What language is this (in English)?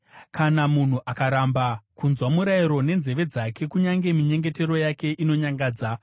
Shona